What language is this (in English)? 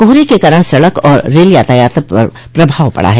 Hindi